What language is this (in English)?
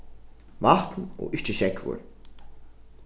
Faroese